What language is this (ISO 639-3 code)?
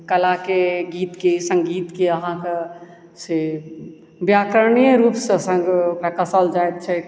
mai